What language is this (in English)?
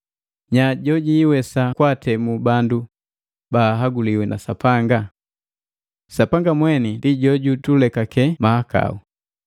Matengo